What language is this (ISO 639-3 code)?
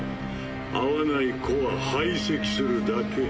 jpn